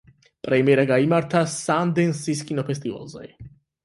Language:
Georgian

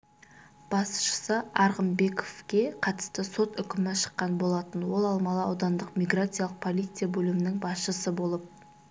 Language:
Kazakh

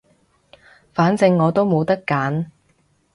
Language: Cantonese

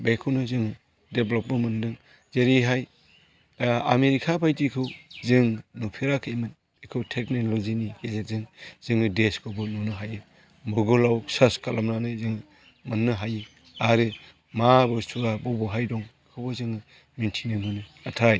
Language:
Bodo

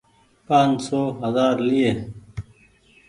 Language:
Goaria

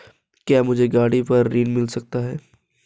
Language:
Hindi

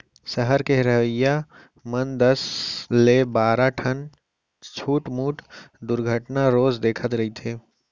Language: Chhattisgarhi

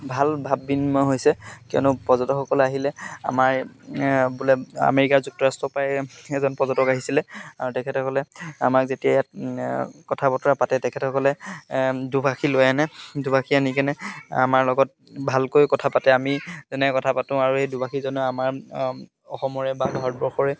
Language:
Assamese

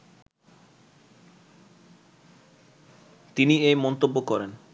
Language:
Bangla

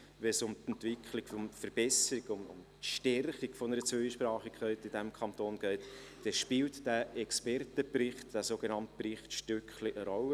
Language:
Swiss German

